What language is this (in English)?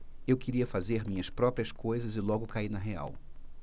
Portuguese